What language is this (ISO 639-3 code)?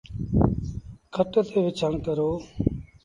sbn